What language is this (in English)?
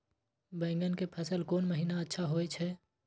Maithili